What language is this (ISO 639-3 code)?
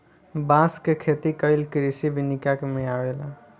bho